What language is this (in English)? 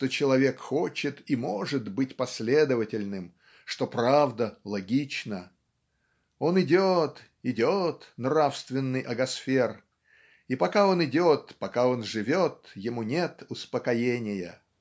Russian